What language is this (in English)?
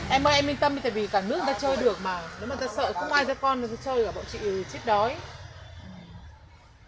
Vietnamese